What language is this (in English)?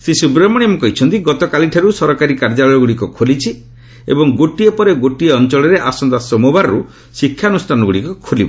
Odia